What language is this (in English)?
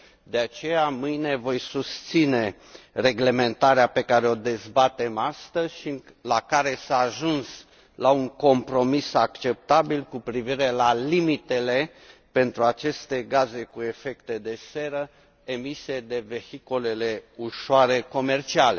Romanian